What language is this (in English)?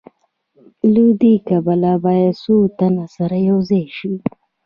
Pashto